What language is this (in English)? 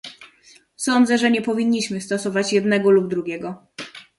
Polish